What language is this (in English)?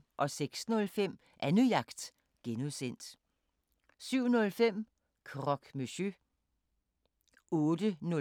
Danish